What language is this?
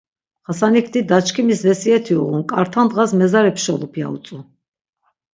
Laz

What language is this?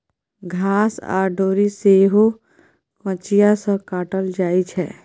Maithili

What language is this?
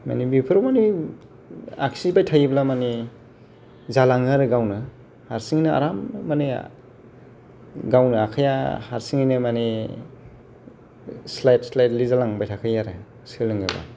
Bodo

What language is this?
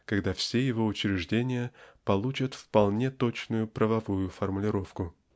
Russian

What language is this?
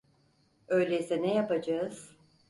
Turkish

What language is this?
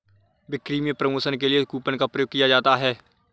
Hindi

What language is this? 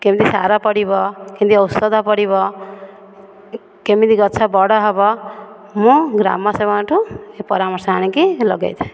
Odia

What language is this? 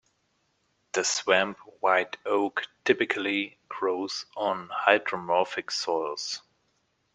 English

